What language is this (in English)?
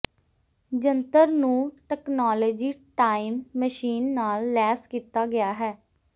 Punjabi